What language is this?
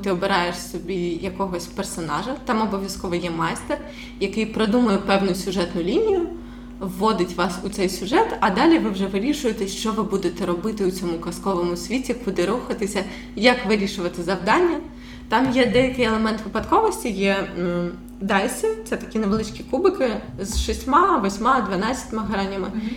Ukrainian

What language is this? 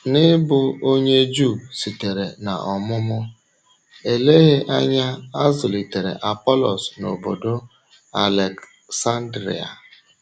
Igbo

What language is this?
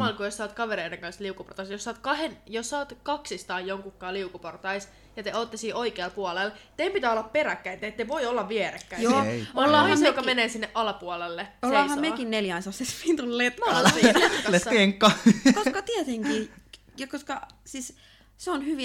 Finnish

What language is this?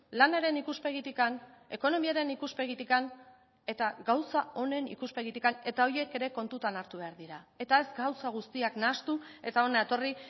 Basque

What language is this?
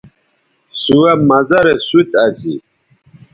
Bateri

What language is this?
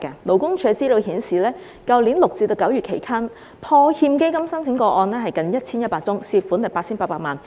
Cantonese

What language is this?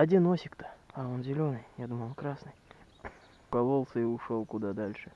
Russian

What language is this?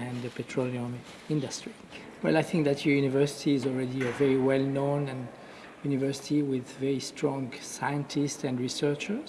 English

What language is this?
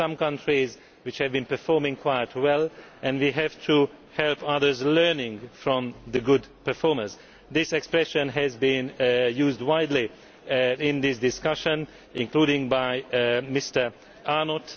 English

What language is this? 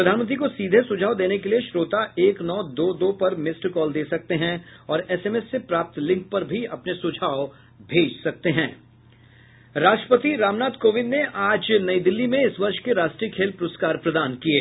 Hindi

